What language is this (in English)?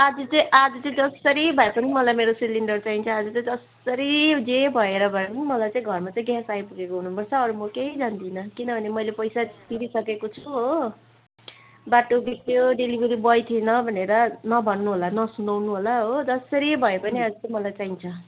Nepali